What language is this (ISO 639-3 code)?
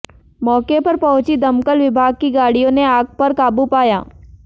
hin